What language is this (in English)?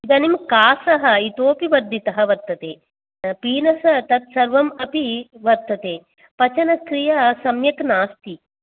Sanskrit